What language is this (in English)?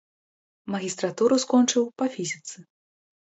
Belarusian